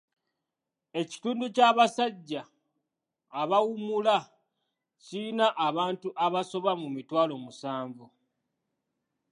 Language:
Ganda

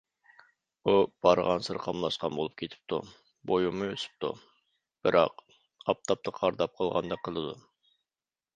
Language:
Uyghur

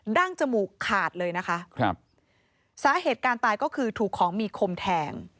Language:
Thai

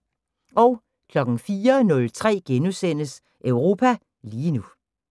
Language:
Danish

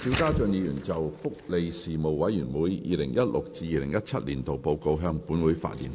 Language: Cantonese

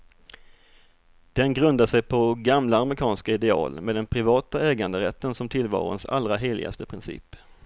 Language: Swedish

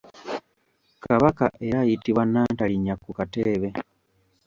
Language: Ganda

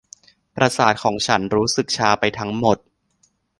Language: Thai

